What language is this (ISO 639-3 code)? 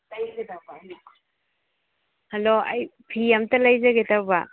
mni